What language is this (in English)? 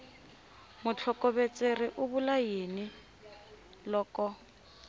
Tsonga